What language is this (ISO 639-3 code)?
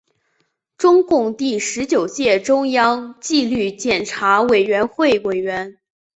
zho